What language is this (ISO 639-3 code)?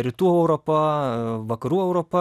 lit